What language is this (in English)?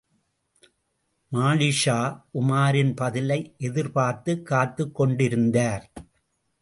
Tamil